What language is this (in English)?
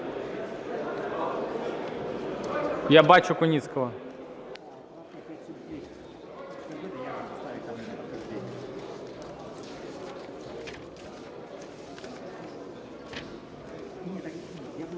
Ukrainian